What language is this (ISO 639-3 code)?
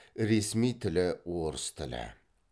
kaz